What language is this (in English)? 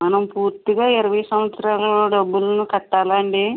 Telugu